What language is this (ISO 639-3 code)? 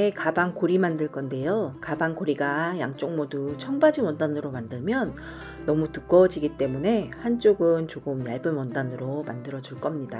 kor